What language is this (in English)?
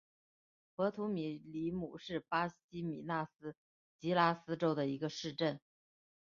Chinese